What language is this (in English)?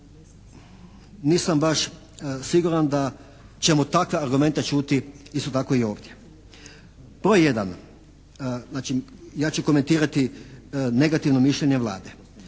Croatian